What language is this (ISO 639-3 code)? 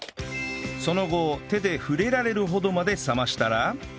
jpn